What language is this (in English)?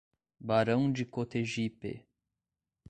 Portuguese